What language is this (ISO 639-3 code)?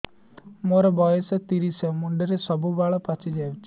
ori